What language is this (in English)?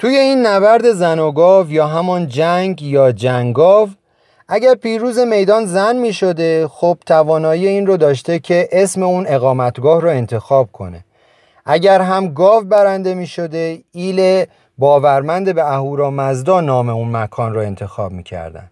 Persian